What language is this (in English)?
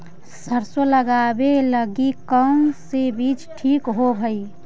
Magahi